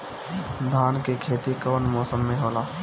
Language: Bhojpuri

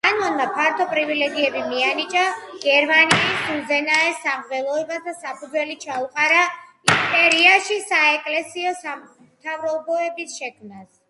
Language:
Georgian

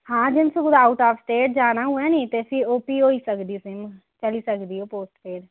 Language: Dogri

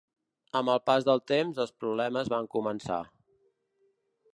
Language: Catalan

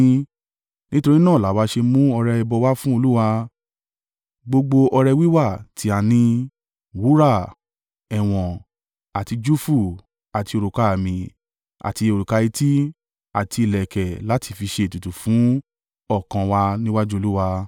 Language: Yoruba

